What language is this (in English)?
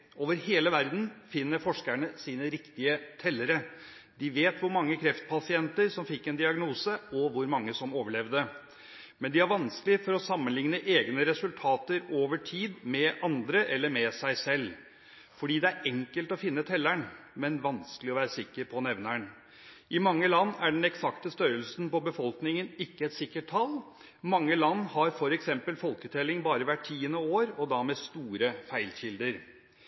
Norwegian Bokmål